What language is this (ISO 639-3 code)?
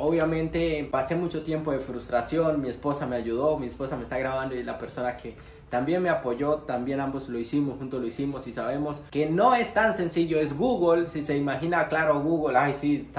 spa